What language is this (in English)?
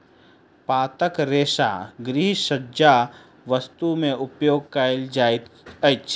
Maithili